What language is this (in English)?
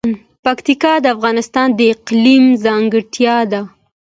Pashto